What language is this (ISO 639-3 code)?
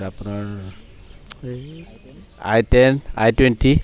asm